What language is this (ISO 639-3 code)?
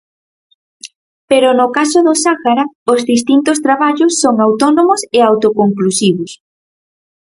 glg